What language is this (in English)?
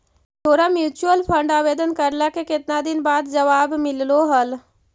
Magahi